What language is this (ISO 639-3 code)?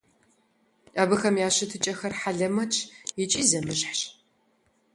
kbd